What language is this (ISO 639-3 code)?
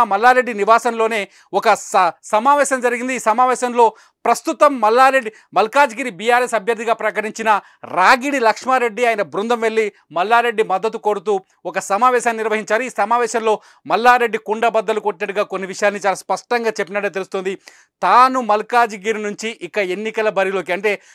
tel